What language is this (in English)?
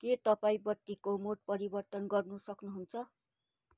Nepali